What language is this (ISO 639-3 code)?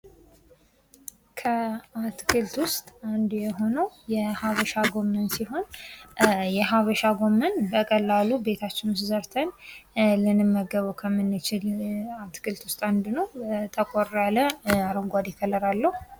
amh